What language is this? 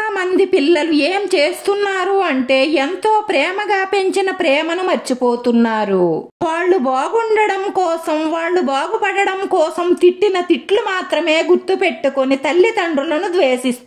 Hindi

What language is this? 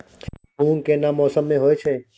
Maithili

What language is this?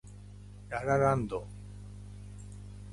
Japanese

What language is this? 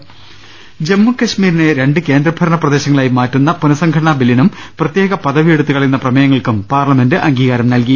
Malayalam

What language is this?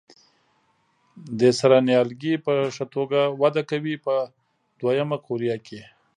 Pashto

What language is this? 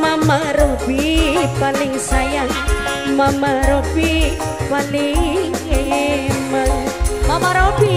Indonesian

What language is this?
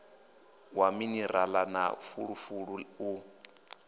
Venda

